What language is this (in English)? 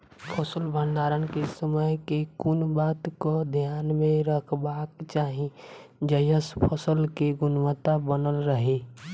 Maithili